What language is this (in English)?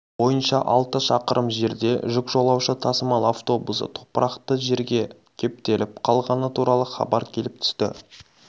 Kazakh